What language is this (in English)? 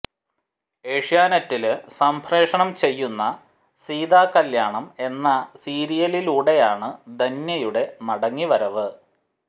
Malayalam